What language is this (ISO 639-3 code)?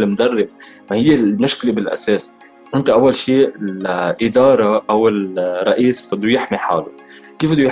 ara